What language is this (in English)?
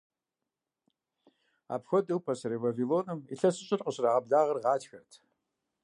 Kabardian